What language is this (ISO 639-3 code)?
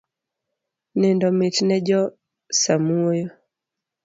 luo